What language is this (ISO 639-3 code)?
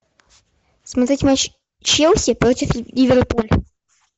rus